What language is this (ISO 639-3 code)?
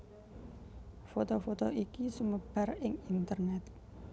jav